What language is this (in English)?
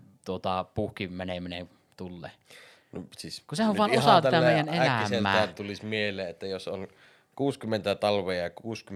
Finnish